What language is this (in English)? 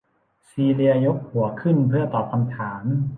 Thai